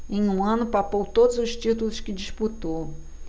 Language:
Portuguese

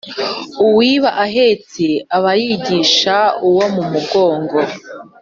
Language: Kinyarwanda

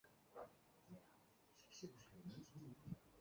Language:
Chinese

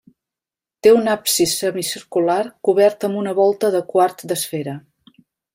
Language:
Catalan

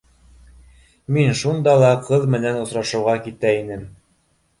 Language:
Bashkir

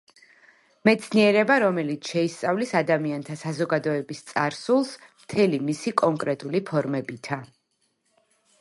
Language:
Georgian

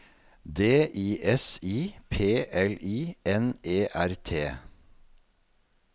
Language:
Norwegian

